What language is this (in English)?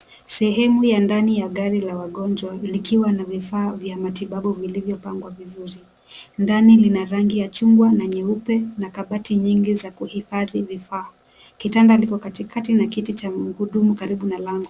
Swahili